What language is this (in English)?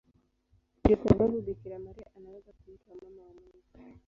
Swahili